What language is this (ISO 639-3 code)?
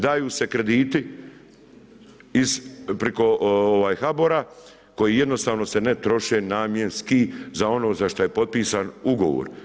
hrv